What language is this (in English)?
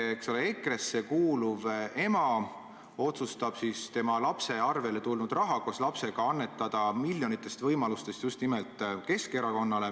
Estonian